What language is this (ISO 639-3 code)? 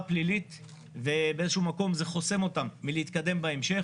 heb